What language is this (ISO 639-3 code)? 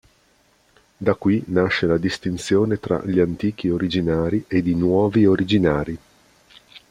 ita